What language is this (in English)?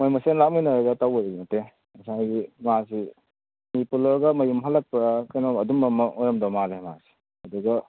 Manipuri